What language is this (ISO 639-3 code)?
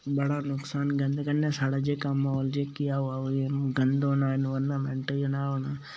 doi